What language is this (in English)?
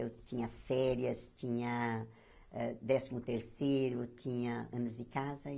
Portuguese